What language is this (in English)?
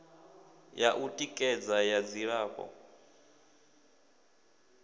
Venda